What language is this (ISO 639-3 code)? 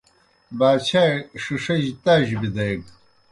plk